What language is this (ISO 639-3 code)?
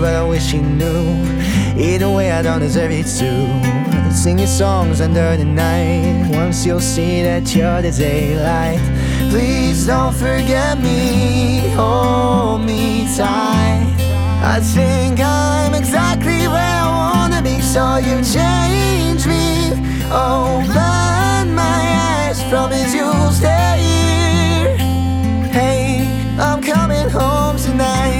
hrv